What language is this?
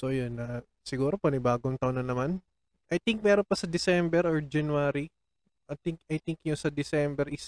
Filipino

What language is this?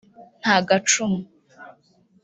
Kinyarwanda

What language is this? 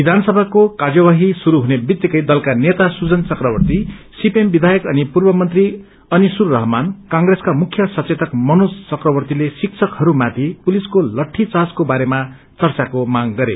Nepali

